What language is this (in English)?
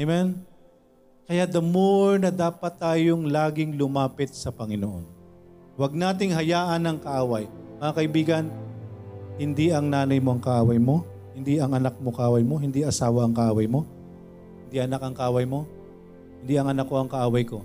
Filipino